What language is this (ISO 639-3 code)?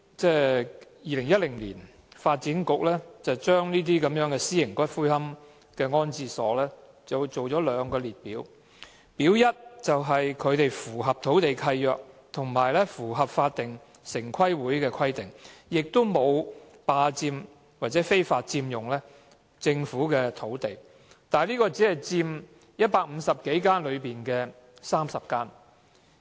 yue